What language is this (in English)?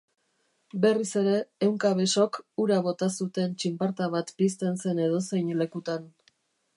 Basque